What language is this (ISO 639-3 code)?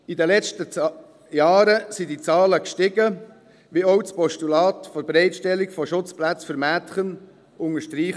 gsw